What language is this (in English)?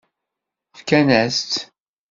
Kabyle